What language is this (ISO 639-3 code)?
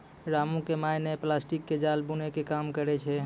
mai